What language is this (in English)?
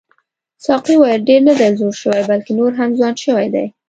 Pashto